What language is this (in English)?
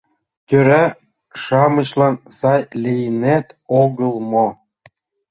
Mari